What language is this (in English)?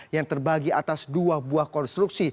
Indonesian